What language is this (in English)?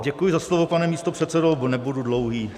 Czech